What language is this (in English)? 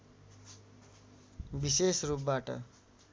Nepali